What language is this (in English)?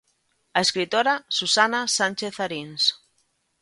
Galician